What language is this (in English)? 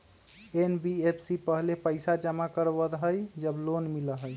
Magahi